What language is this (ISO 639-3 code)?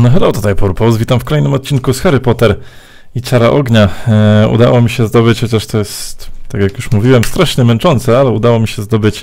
pol